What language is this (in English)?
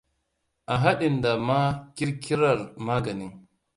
Hausa